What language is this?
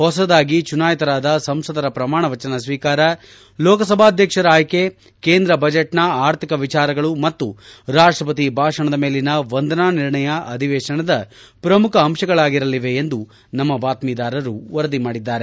Kannada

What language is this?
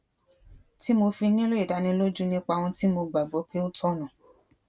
Yoruba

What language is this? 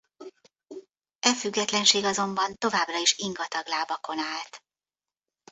Hungarian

